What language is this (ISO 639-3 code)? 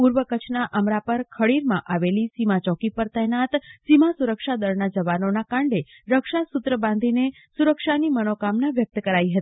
guj